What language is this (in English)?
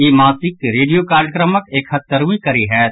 Maithili